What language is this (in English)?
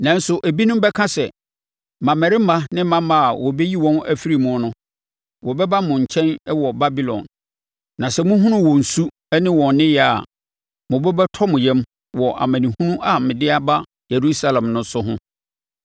Akan